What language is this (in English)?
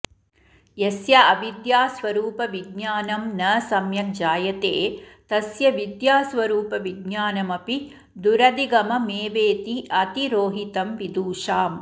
Sanskrit